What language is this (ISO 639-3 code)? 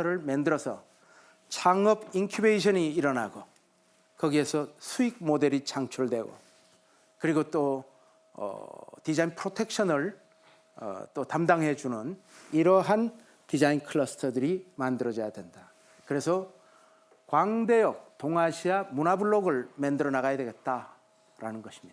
kor